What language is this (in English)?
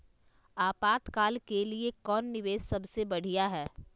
Magahi